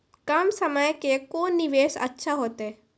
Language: Maithili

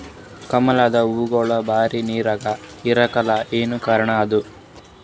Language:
Kannada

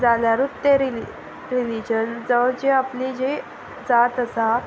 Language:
Konkani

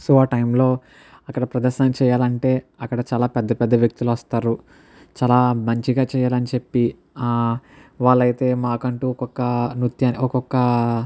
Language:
Telugu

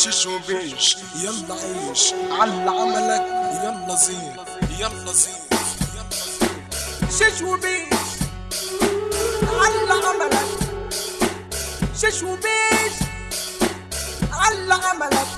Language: Arabic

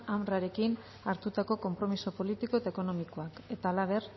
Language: Basque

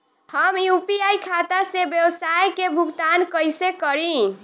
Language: Bhojpuri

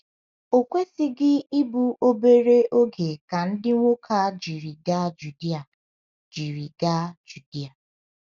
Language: Igbo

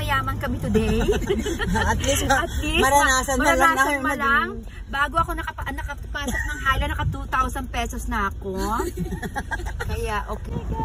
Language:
Filipino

